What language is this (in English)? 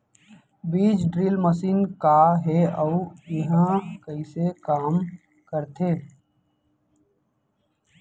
Chhattisgarhi